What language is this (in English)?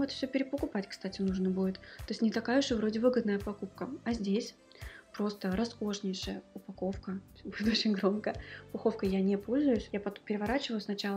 Russian